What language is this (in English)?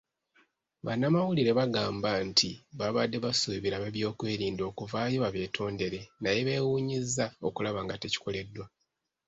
Ganda